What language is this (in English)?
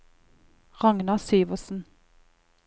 Norwegian